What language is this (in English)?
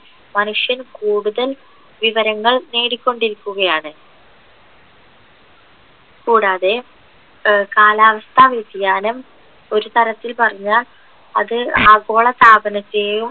Malayalam